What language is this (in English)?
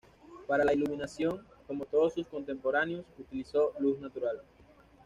Spanish